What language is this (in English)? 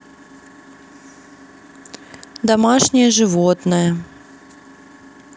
Russian